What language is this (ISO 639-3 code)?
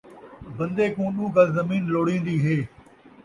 skr